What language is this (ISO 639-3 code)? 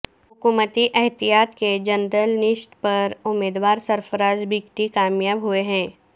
urd